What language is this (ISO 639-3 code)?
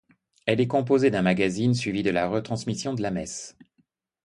fra